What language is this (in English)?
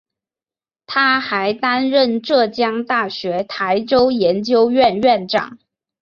Chinese